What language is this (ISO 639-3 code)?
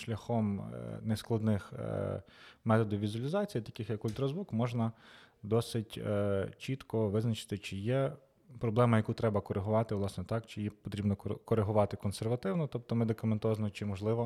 ukr